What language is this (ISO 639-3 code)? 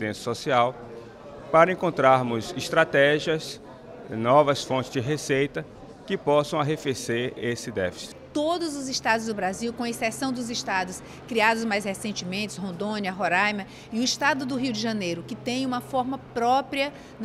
por